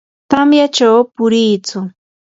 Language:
Yanahuanca Pasco Quechua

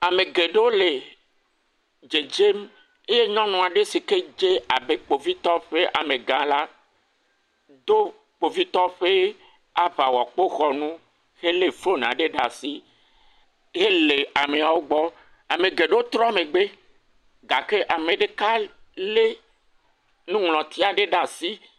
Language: Ewe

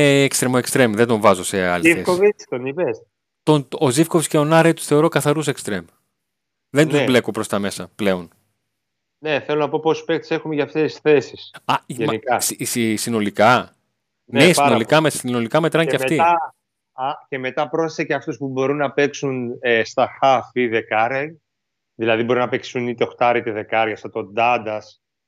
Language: Greek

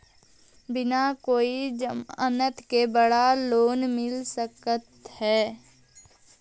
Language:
Magahi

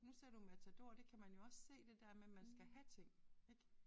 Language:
Danish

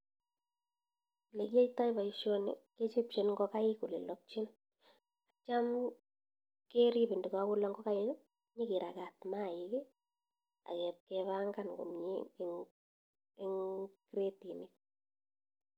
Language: Kalenjin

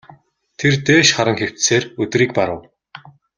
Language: Mongolian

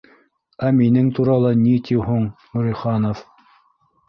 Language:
Bashkir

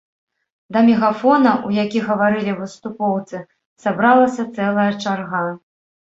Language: Belarusian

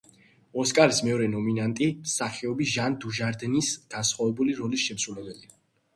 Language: Georgian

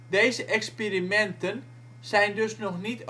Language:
Dutch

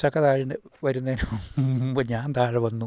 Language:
Malayalam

